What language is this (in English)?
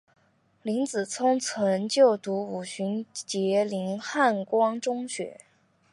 Chinese